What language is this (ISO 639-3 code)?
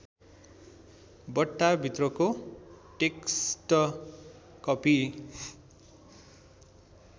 nep